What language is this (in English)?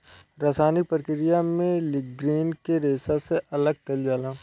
Bhojpuri